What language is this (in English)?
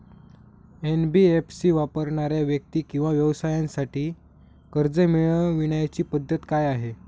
Marathi